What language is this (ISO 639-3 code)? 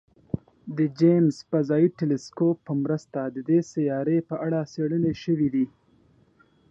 pus